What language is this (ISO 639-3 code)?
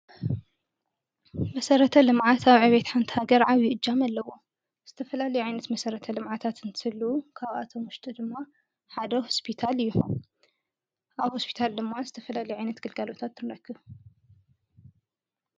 tir